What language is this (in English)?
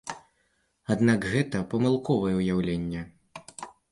Belarusian